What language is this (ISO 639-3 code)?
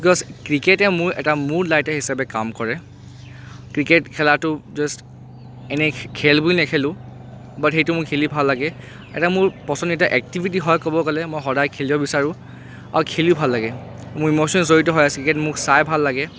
asm